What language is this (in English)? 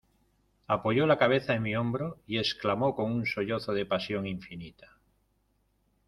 Spanish